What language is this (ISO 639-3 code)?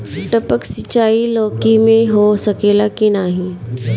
bho